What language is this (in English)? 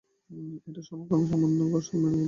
Bangla